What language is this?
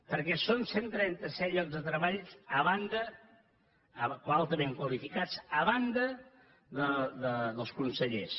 Catalan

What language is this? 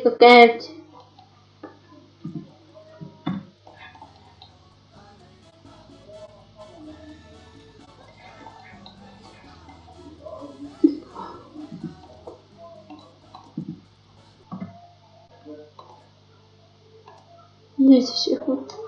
Russian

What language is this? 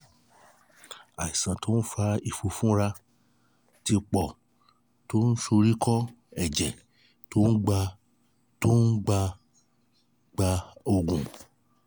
Yoruba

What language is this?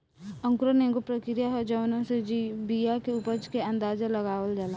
Bhojpuri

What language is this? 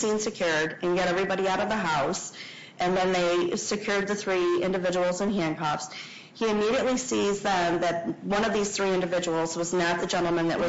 English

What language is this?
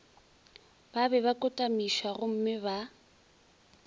Northern Sotho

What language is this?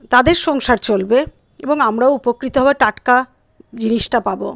Bangla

